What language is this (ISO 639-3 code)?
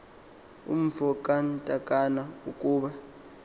xho